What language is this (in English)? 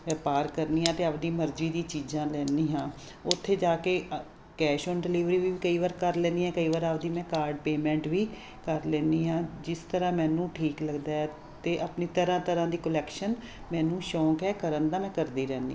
Punjabi